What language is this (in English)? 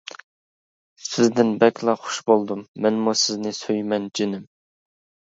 Uyghur